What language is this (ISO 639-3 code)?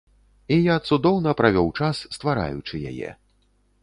bel